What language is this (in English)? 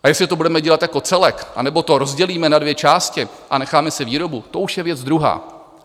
Czech